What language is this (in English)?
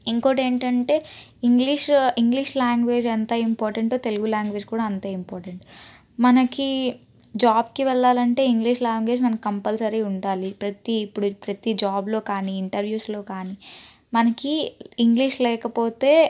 Telugu